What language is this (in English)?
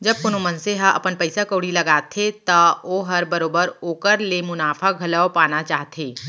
Chhattisgarhi